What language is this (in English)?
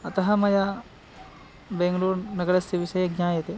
Sanskrit